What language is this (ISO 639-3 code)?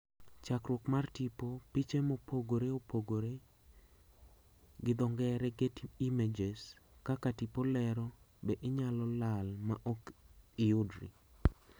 luo